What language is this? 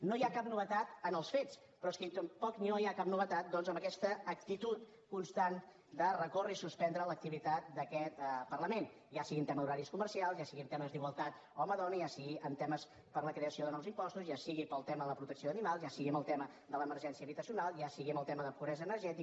Catalan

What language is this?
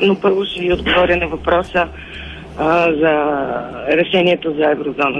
Bulgarian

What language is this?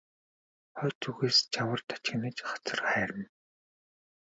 Mongolian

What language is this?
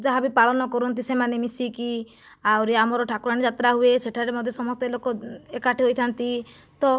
Odia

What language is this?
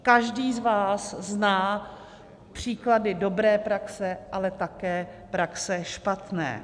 Czech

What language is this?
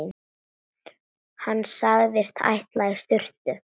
Icelandic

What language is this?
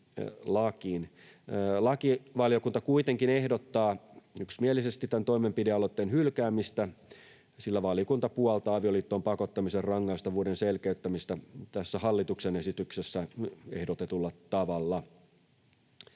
Finnish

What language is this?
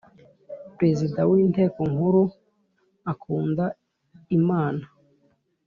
Kinyarwanda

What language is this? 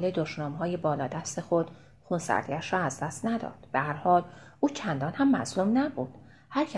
Persian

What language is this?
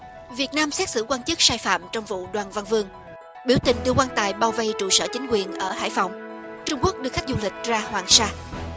Vietnamese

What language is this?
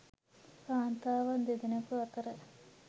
Sinhala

